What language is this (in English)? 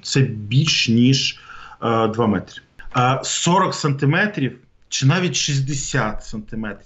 Ukrainian